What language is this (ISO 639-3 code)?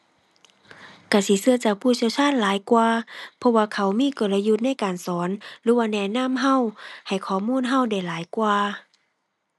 tha